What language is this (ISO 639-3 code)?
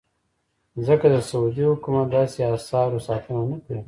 pus